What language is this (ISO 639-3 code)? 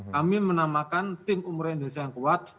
ind